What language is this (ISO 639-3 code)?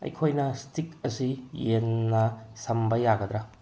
mni